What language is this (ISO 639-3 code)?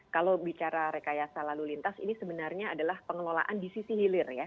ind